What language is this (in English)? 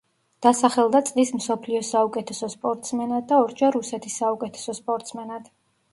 Georgian